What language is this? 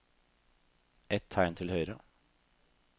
Norwegian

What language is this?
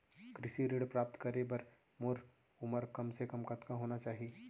Chhattisgarhi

